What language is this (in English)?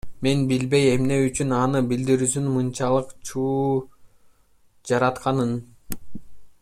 Kyrgyz